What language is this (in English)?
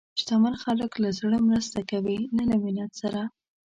Pashto